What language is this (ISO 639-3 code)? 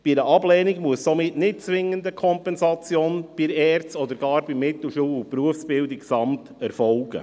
gsw